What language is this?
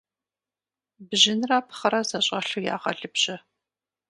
Kabardian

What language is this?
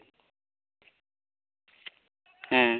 Santali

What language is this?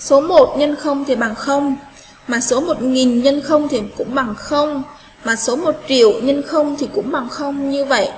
Vietnamese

